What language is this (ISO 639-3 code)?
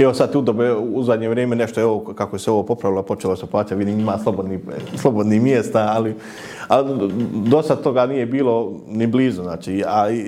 hrv